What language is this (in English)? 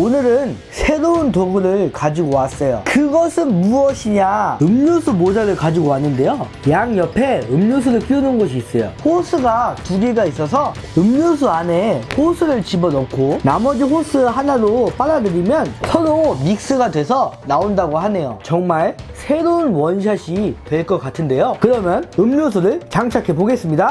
Korean